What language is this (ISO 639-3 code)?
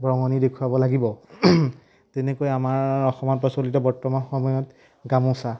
asm